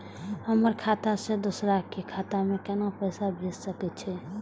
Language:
Maithili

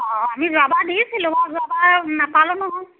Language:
Assamese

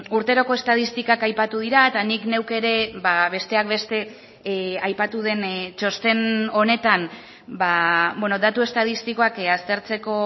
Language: Basque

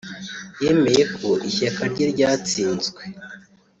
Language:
Kinyarwanda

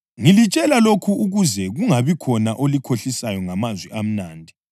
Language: North Ndebele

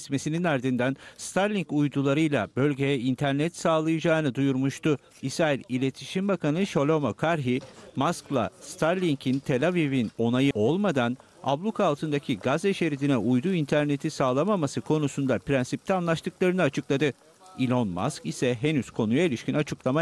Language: Turkish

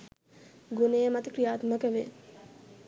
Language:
Sinhala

